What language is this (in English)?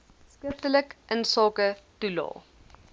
Afrikaans